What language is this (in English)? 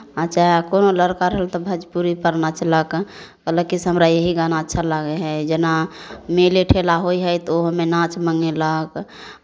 Maithili